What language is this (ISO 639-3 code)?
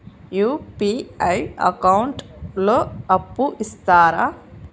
tel